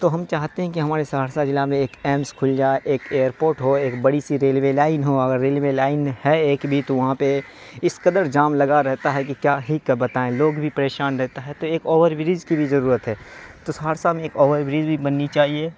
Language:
Urdu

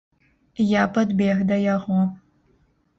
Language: Belarusian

